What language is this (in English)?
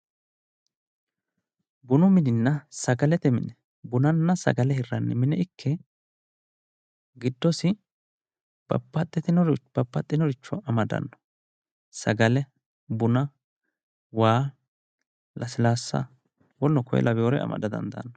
Sidamo